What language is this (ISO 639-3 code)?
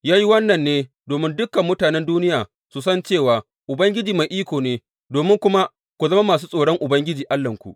hau